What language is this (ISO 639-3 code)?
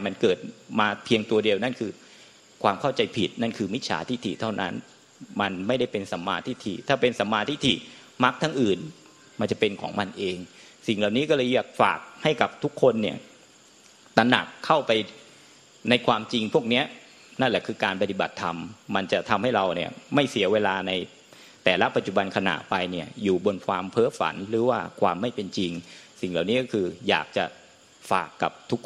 tha